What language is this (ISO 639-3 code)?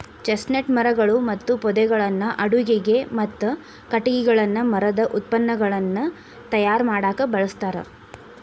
kan